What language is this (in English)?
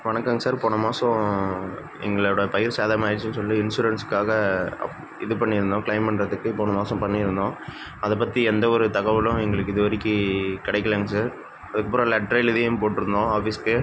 Tamil